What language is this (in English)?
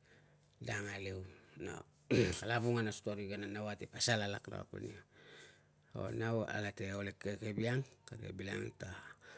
Tungag